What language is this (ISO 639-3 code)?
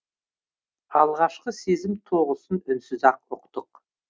kaz